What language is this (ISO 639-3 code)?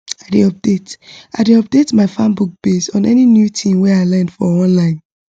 pcm